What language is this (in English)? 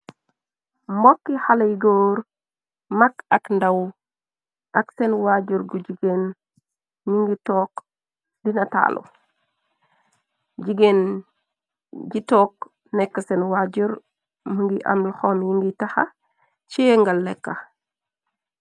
Wolof